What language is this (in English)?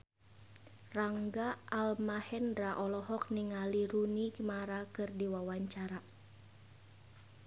Sundanese